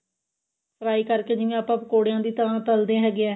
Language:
Punjabi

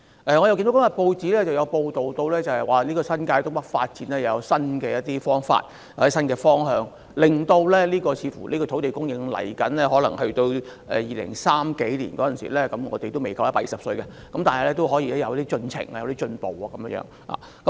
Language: Cantonese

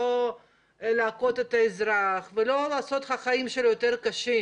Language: Hebrew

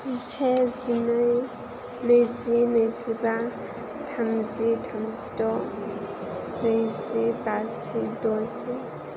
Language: Bodo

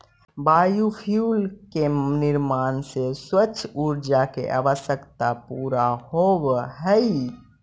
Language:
Magahi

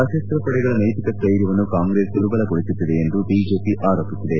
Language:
Kannada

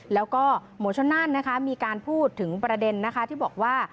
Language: Thai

